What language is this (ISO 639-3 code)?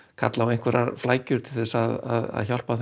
isl